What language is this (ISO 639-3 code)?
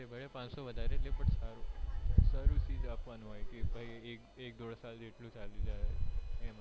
guj